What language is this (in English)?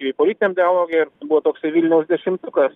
Lithuanian